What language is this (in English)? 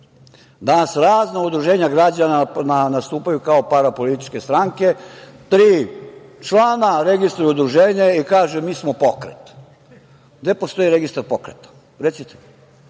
Serbian